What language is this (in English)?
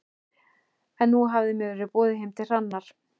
Icelandic